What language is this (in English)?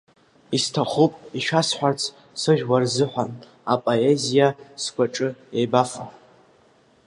Abkhazian